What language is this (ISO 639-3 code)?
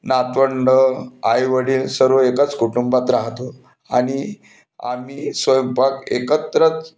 mar